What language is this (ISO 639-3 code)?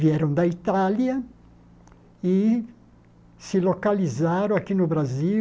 por